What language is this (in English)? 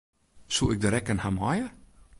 Western Frisian